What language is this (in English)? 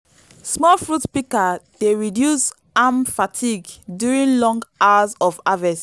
Nigerian Pidgin